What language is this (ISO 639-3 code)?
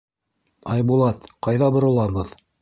bak